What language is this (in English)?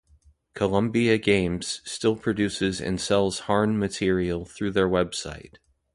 English